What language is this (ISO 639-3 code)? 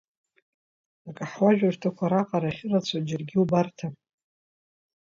abk